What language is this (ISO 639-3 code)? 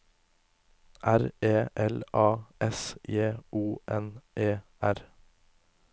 nor